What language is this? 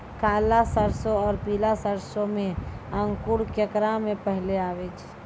Maithili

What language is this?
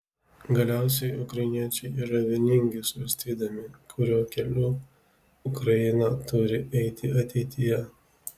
Lithuanian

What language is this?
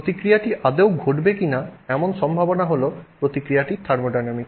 Bangla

